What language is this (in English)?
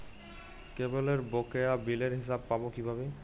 Bangla